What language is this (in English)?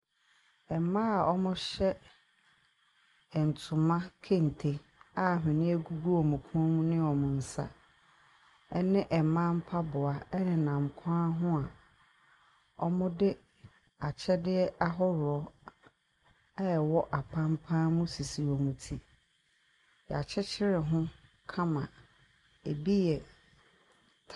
Akan